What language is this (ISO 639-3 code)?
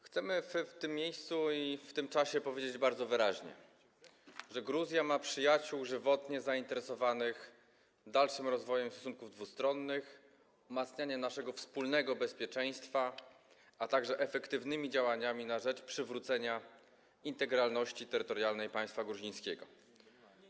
pol